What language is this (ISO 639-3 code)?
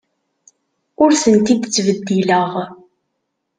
kab